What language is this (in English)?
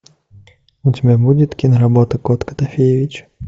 Russian